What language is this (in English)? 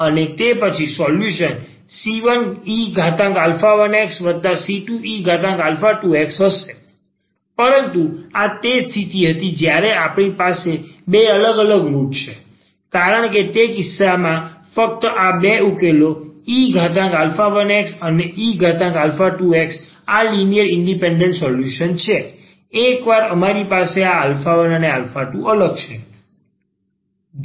Gujarati